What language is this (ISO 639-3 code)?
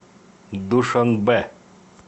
rus